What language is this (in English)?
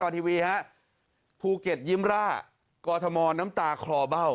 Thai